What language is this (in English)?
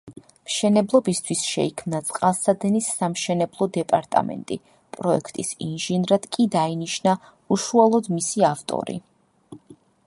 Georgian